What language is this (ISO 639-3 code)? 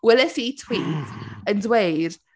cym